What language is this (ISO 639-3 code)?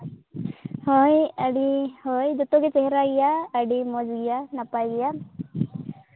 sat